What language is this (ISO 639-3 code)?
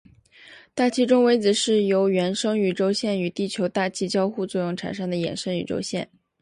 zho